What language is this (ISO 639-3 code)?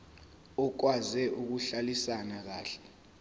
zul